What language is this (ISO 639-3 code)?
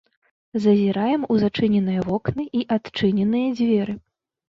bel